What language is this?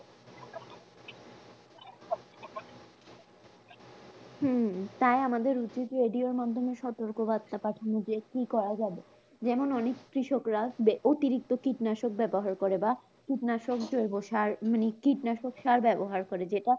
Bangla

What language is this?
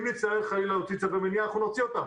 Hebrew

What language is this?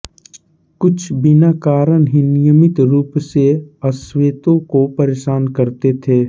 Hindi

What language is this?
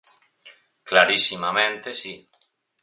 Galician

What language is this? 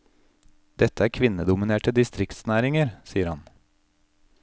Norwegian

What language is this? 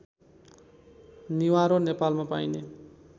Nepali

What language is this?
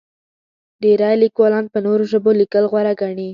Pashto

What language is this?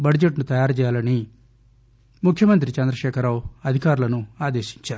Telugu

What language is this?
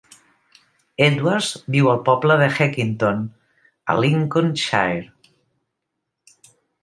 Catalan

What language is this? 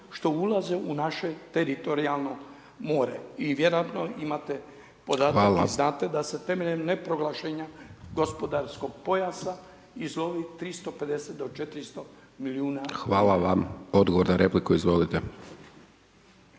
Croatian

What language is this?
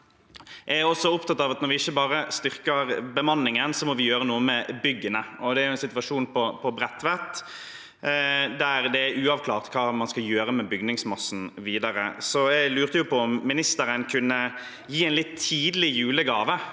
Norwegian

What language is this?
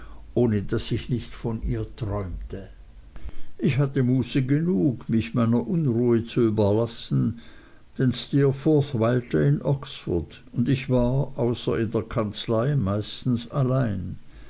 German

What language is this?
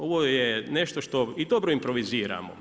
Croatian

